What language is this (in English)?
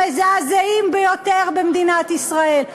Hebrew